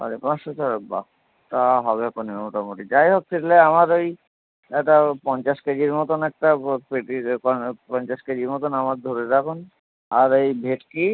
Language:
Bangla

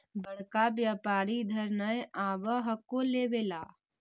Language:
Magahi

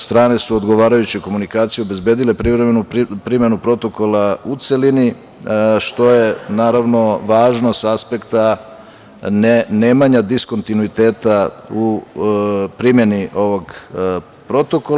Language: Serbian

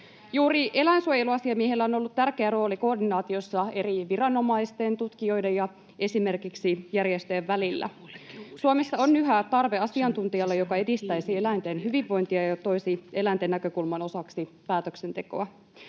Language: Finnish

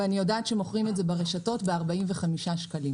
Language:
Hebrew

